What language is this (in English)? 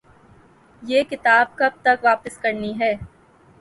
Urdu